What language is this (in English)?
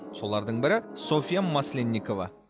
Kazakh